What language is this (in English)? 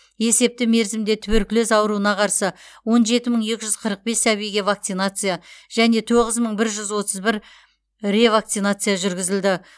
Kazakh